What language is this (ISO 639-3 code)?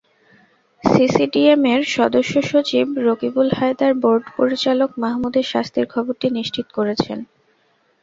ben